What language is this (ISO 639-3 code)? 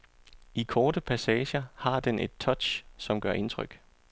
dan